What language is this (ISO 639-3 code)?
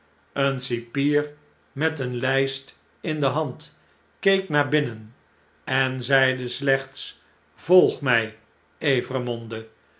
nld